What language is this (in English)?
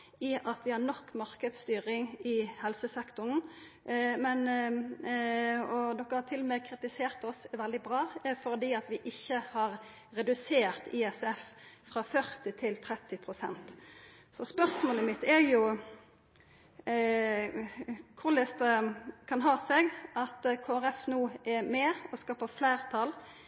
Norwegian Nynorsk